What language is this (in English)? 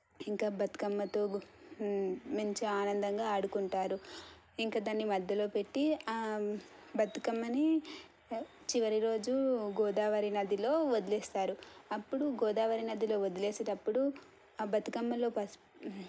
Telugu